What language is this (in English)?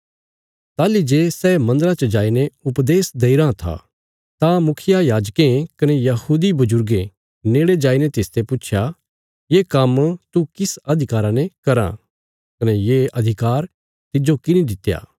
Bilaspuri